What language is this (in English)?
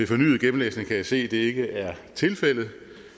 Danish